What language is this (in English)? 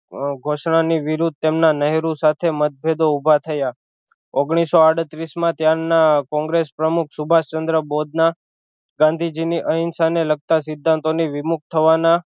Gujarati